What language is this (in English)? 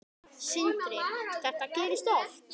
Icelandic